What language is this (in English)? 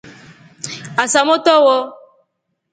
Rombo